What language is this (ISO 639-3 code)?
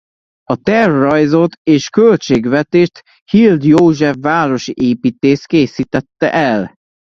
hun